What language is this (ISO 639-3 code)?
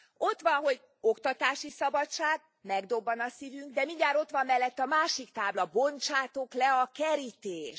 hun